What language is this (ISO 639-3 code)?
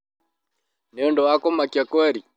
kik